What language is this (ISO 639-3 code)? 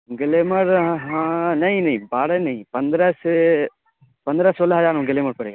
urd